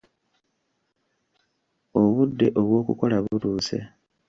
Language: Ganda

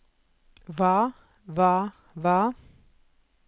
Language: Norwegian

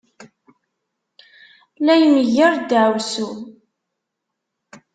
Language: Kabyle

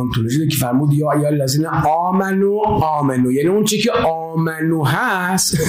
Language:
Persian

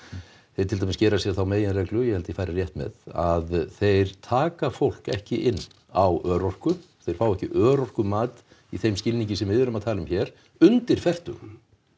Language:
Icelandic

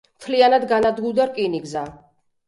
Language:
Georgian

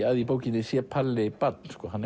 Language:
Icelandic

